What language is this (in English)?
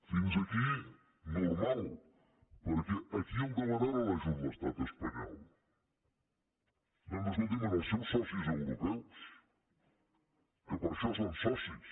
Catalan